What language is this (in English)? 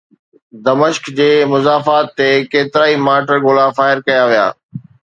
Sindhi